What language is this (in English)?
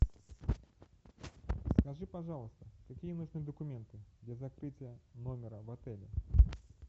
Russian